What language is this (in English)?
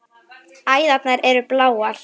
Icelandic